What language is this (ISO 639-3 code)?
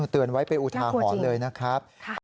tha